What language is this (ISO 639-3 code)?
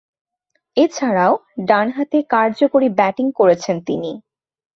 ben